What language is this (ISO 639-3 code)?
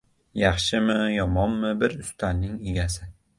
uzb